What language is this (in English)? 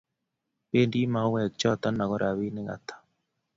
Kalenjin